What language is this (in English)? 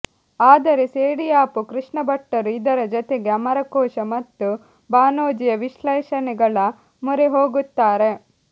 Kannada